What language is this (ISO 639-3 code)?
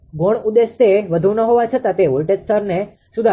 guj